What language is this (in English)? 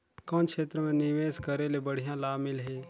Chhattisgarhi